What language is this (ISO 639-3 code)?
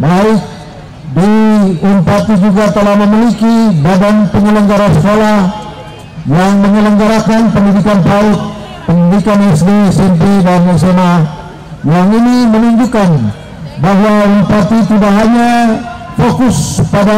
ind